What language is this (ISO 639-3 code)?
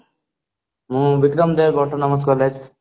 ori